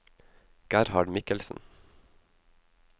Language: Norwegian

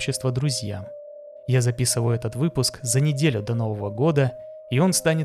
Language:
Russian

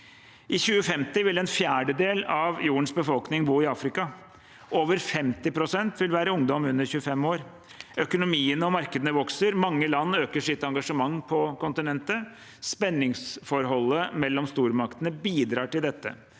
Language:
Norwegian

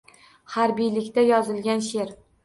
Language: Uzbek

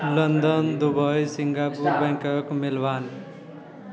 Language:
Maithili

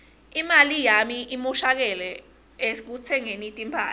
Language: Swati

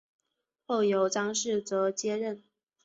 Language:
Chinese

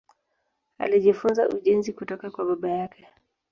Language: Swahili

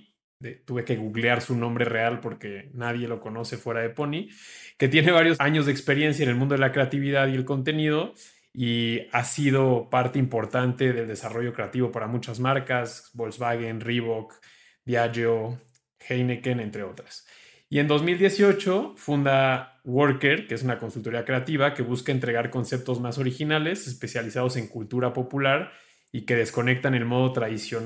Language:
Spanish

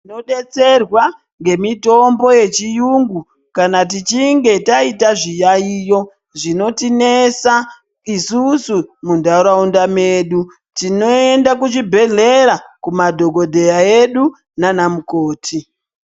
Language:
Ndau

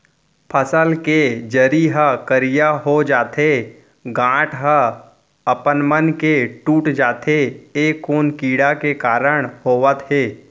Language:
Chhattisgarhi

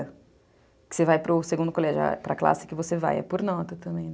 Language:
Portuguese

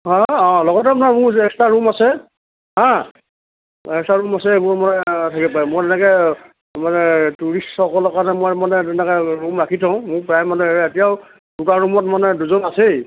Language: Assamese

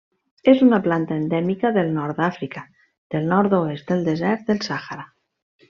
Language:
Catalan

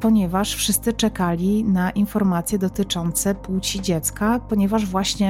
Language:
Polish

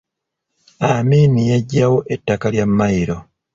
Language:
Ganda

